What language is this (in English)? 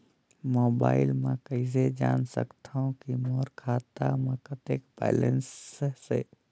Chhattisgarhi